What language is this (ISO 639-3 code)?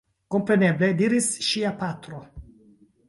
epo